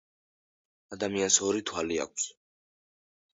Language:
Georgian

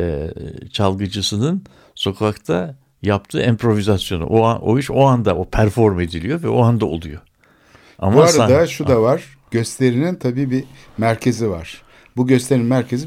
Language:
Turkish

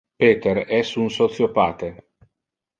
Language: Interlingua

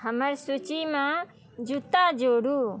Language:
Maithili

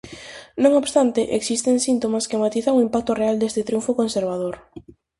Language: Galician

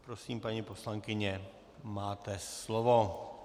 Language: Czech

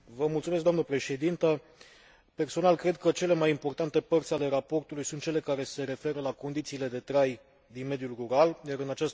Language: Romanian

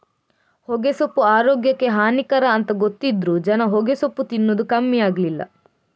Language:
Kannada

